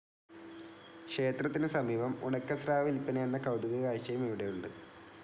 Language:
Malayalam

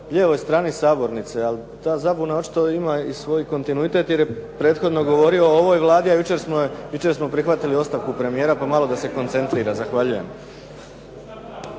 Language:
Croatian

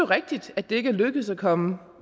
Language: Danish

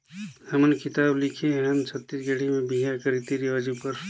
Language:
Chhattisgarhi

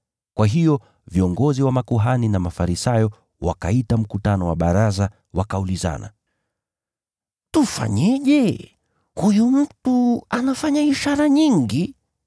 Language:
Swahili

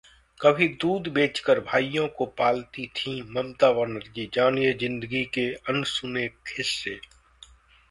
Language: Hindi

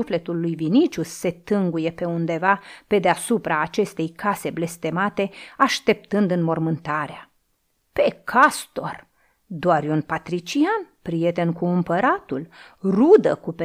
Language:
Romanian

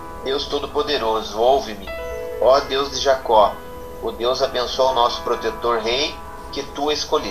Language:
Portuguese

